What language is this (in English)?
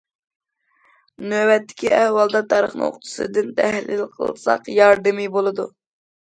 Uyghur